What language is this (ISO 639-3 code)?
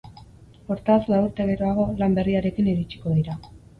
eus